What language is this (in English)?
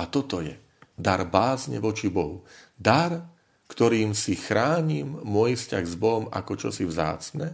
Slovak